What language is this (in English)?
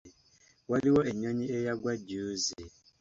Ganda